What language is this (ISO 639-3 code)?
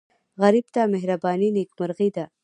pus